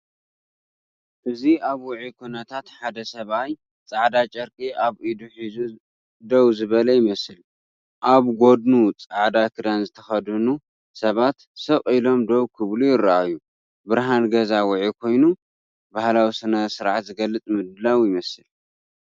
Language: Tigrinya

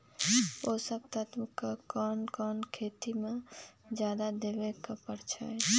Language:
Magahi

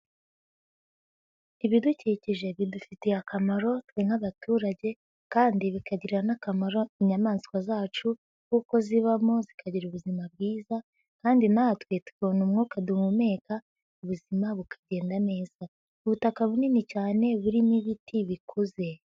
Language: Kinyarwanda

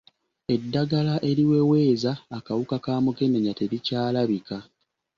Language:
Ganda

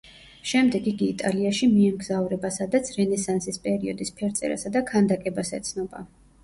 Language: Georgian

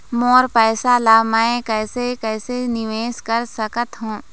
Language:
Chhattisgarhi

